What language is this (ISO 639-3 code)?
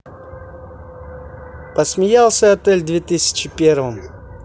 rus